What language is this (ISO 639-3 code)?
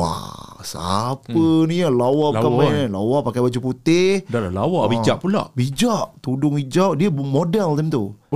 msa